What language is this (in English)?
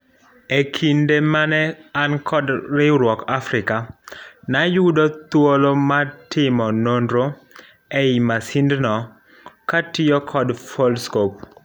Luo (Kenya and Tanzania)